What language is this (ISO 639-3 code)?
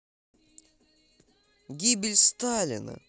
rus